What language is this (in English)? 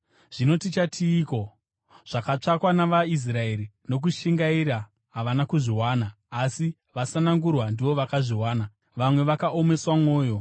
Shona